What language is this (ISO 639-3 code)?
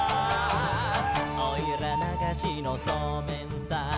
jpn